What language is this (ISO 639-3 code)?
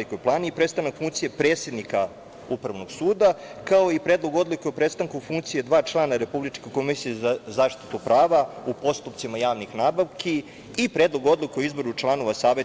srp